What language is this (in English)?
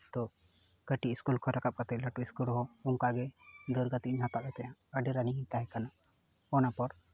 Santali